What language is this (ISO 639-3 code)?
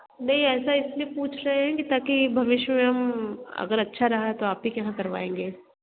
hin